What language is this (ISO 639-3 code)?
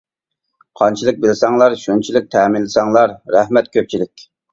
uig